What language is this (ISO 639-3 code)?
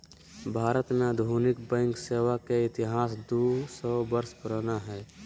mag